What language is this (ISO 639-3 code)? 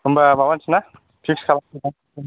brx